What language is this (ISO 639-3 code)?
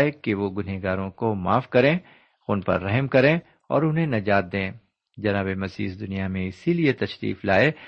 urd